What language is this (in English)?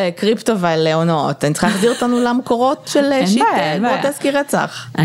Hebrew